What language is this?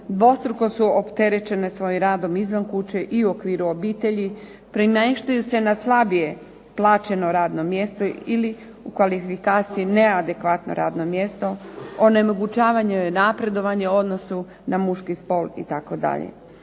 Croatian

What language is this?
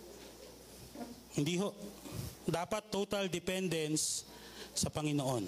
Filipino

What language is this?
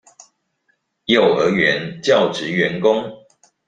Chinese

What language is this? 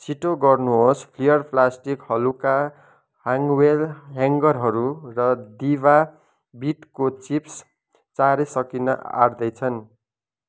Nepali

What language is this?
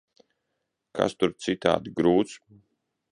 Latvian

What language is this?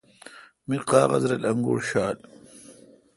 Kalkoti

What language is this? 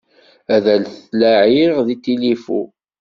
Kabyle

